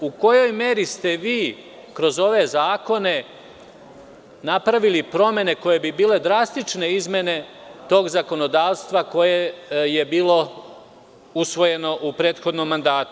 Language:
Serbian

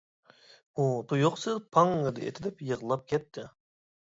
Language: Uyghur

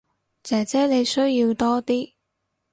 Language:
Cantonese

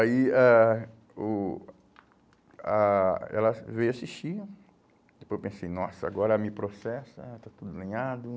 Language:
Portuguese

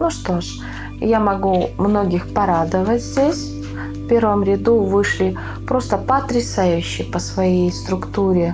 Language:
Russian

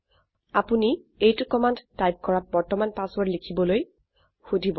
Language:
Assamese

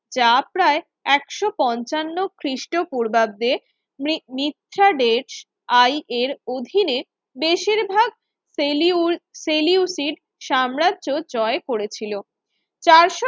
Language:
Bangla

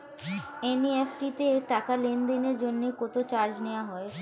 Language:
Bangla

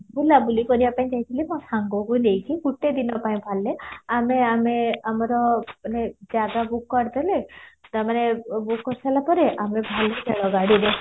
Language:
Odia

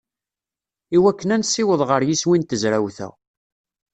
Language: Kabyle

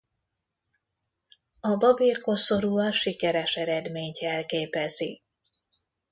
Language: Hungarian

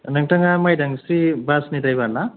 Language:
Bodo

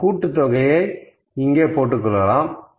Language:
Tamil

